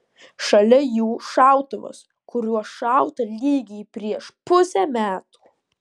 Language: Lithuanian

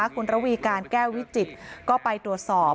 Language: Thai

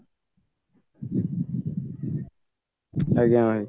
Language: Odia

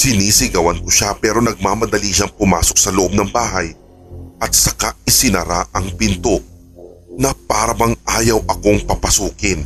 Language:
Filipino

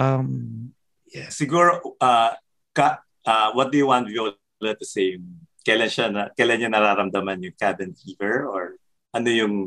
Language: Filipino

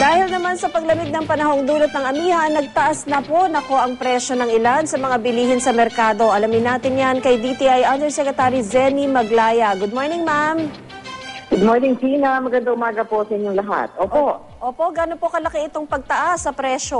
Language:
Filipino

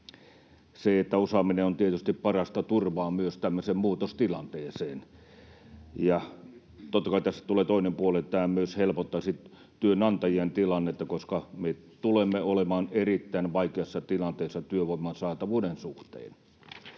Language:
Finnish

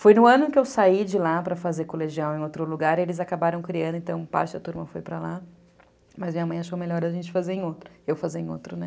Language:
Portuguese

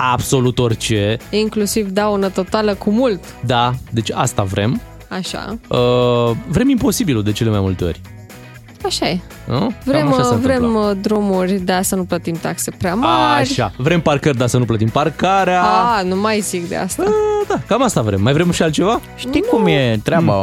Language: Romanian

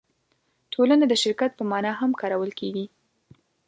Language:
Pashto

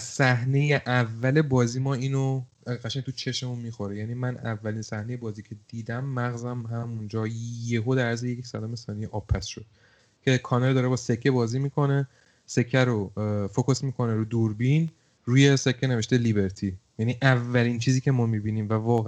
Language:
Persian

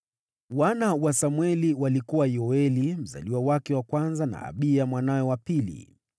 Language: Swahili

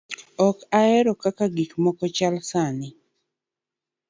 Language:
Luo (Kenya and Tanzania)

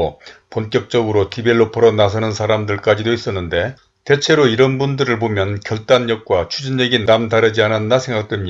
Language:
Korean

